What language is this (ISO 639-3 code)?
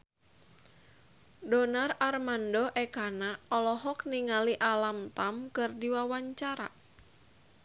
sun